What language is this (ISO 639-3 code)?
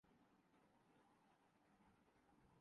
urd